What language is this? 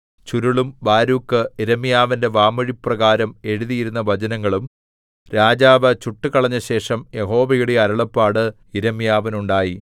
Malayalam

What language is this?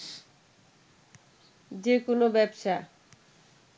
Bangla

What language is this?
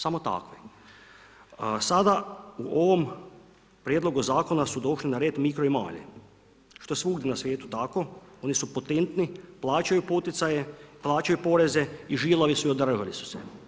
Croatian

